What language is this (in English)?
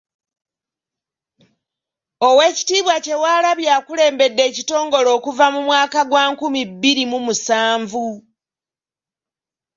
Ganda